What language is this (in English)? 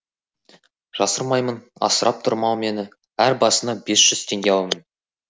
Kazakh